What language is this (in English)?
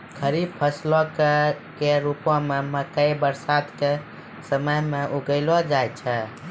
Maithili